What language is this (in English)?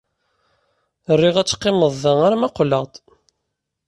Kabyle